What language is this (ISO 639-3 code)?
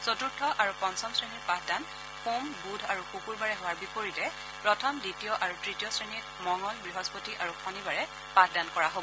asm